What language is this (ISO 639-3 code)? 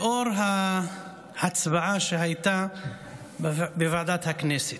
heb